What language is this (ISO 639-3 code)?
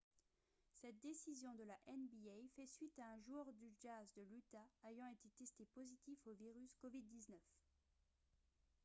fra